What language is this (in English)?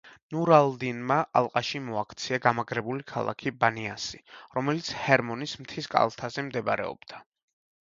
Georgian